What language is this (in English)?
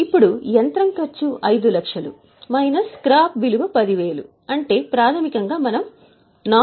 Telugu